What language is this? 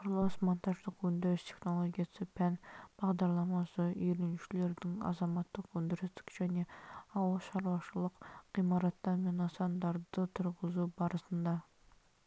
Kazakh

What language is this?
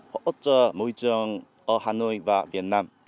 Vietnamese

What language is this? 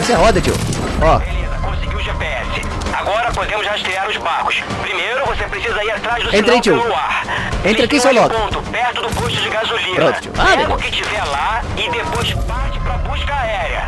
Portuguese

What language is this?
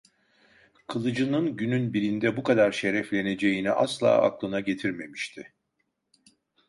Turkish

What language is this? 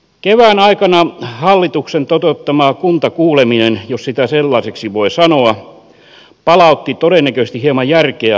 Finnish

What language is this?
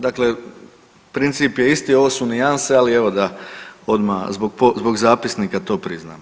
Croatian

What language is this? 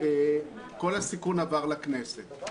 Hebrew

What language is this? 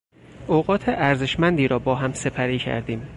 Persian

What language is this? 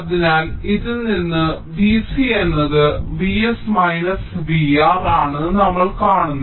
Malayalam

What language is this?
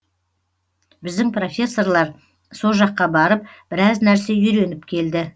Kazakh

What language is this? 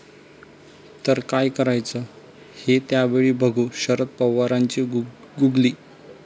Marathi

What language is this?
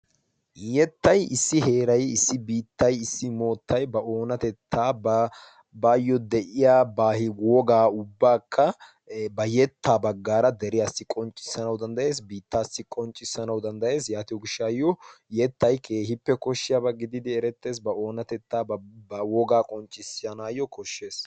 Wolaytta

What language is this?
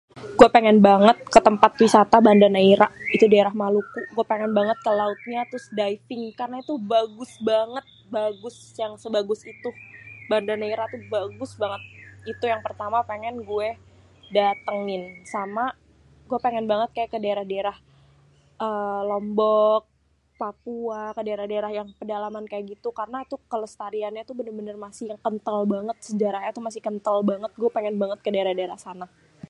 Betawi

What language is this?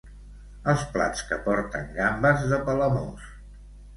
Catalan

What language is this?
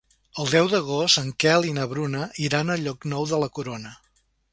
Catalan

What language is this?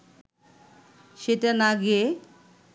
Bangla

